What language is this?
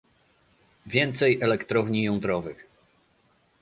Polish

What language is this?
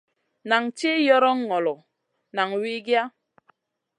Masana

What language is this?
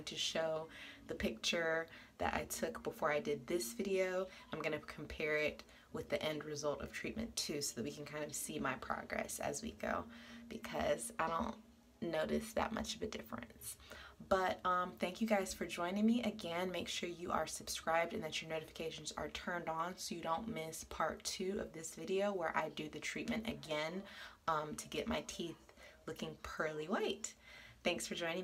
English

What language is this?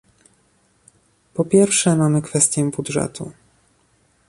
Polish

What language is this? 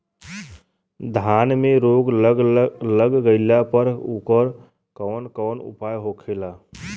Bhojpuri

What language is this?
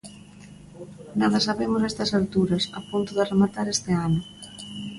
Galician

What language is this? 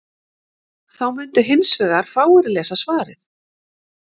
Icelandic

